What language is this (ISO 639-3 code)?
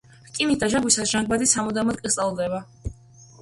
kat